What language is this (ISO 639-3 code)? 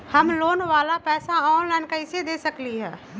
mag